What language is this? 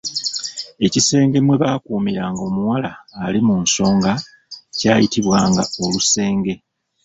Ganda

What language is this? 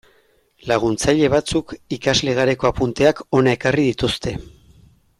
Basque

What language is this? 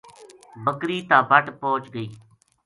Gujari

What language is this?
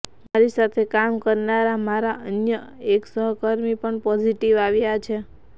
Gujarati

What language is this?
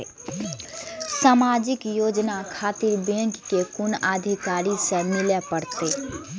Maithili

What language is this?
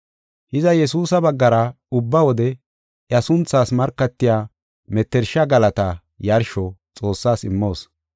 Gofa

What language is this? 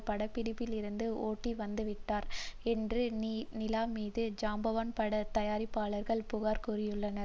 Tamil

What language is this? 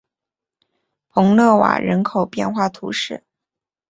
Chinese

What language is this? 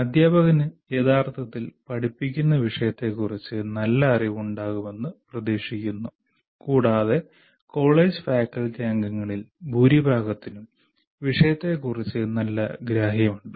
Malayalam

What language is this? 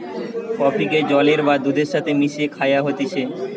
Bangla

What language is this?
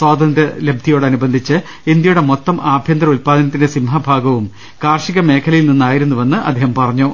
Malayalam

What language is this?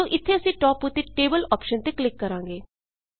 Punjabi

